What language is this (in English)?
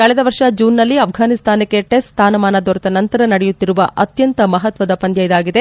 Kannada